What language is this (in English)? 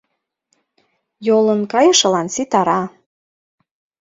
Mari